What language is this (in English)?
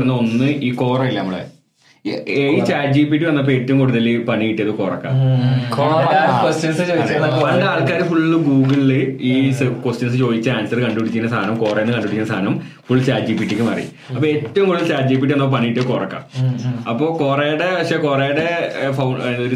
Malayalam